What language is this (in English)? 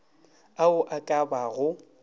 Northern Sotho